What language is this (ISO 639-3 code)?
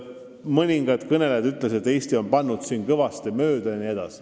est